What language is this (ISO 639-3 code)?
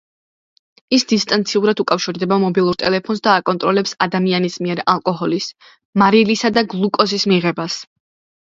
kat